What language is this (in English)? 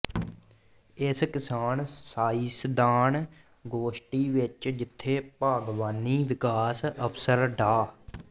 Punjabi